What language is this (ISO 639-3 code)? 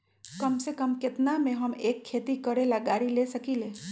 mag